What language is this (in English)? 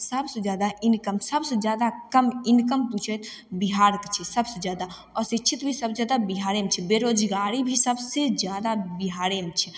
Maithili